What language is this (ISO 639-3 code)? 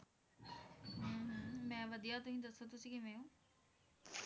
pan